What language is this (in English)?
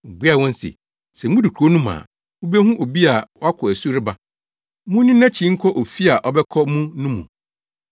Akan